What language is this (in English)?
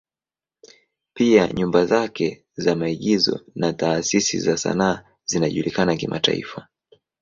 Swahili